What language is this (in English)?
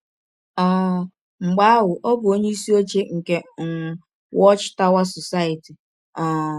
Igbo